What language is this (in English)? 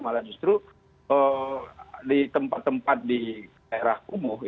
Indonesian